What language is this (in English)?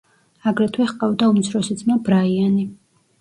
Georgian